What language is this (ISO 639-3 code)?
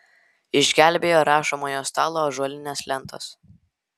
lit